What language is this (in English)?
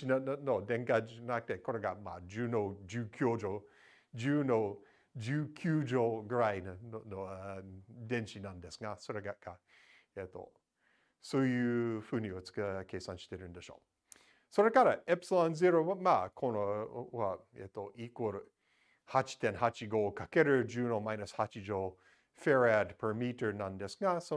Japanese